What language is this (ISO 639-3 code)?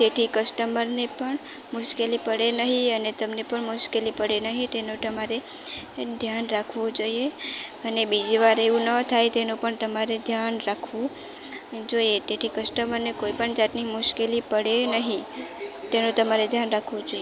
guj